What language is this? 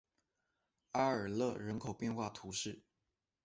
Chinese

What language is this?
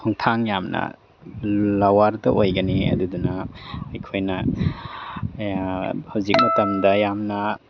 Manipuri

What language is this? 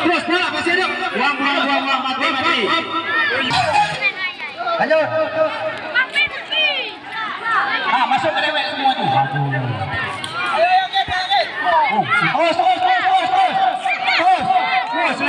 Indonesian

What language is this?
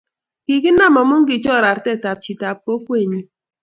Kalenjin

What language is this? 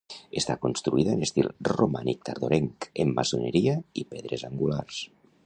Catalan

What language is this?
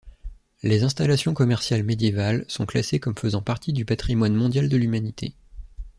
French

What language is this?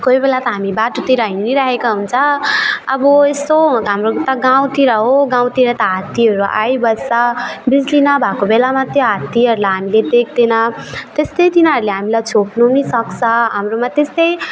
Nepali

